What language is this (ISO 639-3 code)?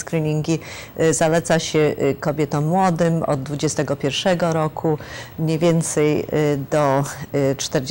pol